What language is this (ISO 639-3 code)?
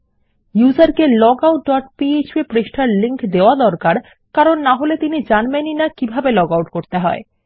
ben